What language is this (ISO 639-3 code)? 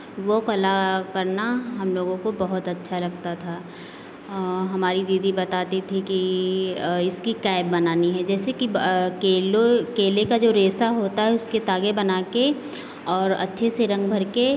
hin